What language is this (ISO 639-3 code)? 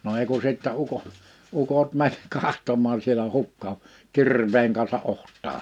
fin